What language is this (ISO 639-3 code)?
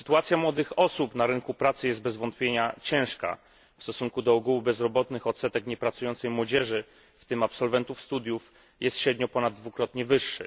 pol